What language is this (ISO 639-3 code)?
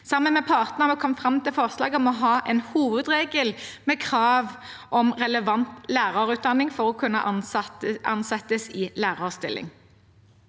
nor